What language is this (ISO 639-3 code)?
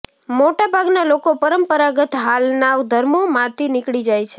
guj